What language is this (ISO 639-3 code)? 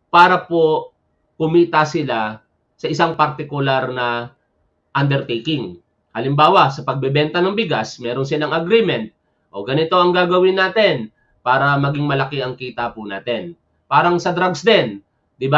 fil